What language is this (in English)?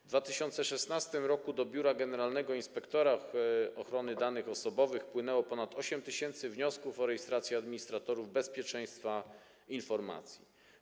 Polish